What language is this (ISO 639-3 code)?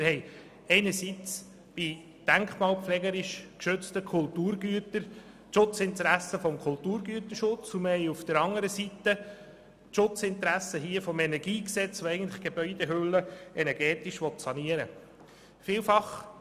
gsw